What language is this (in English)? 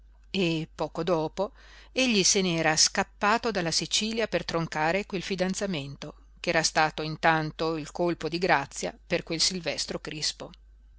Italian